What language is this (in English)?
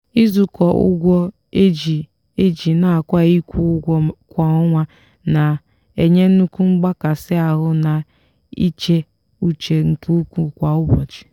Igbo